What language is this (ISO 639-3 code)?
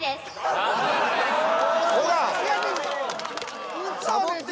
jpn